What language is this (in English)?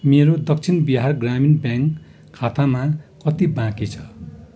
Nepali